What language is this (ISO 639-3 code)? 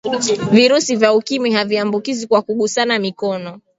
swa